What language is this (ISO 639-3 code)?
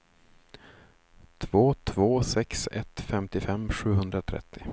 swe